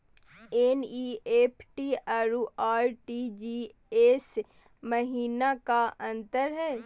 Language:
Magahi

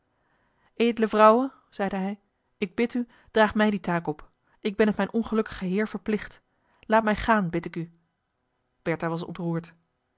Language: Dutch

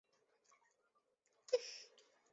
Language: Chinese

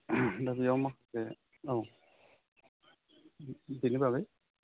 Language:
Bodo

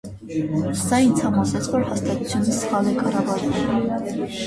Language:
Armenian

